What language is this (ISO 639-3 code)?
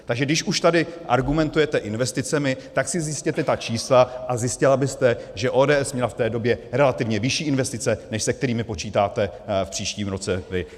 ces